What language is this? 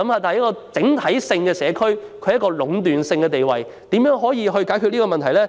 Cantonese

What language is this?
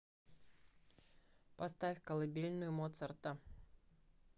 Russian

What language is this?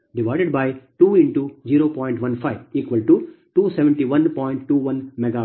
Kannada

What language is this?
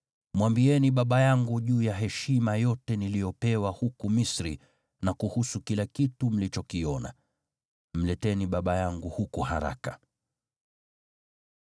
Swahili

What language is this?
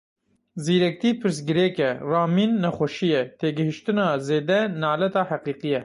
Kurdish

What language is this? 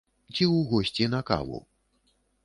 Belarusian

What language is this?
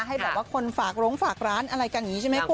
Thai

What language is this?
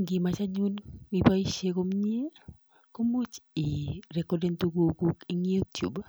Kalenjin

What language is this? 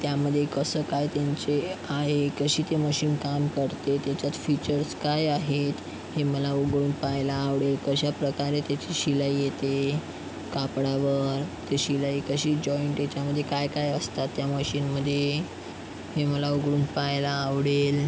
Marathi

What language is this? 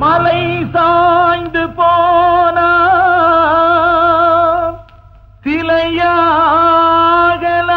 Tamil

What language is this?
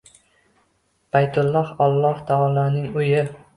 Uzbek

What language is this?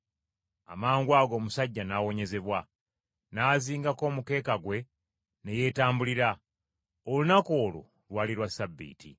Ganda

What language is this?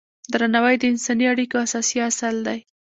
Pashto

